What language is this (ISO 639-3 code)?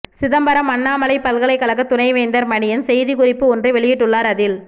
tam